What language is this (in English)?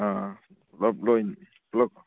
Manipuri